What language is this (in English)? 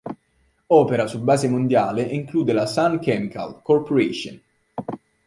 Italian